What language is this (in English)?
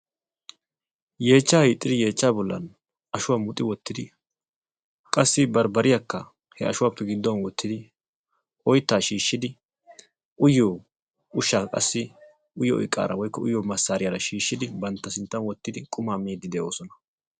Wolaytta